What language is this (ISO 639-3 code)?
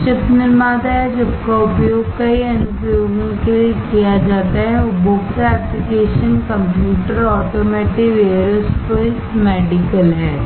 hin